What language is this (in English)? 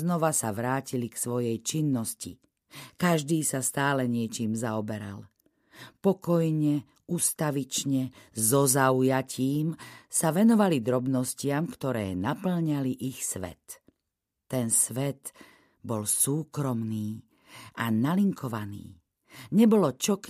Slovak